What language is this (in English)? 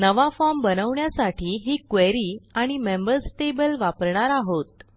Marathi